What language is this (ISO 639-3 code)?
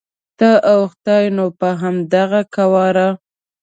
pus